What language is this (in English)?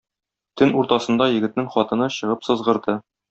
Tatar